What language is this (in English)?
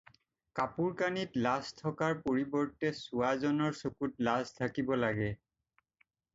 Assamese